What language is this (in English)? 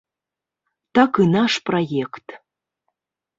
Belarusian